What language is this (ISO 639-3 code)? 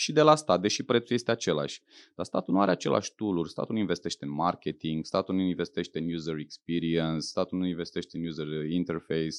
ron